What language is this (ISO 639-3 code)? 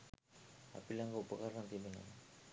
sin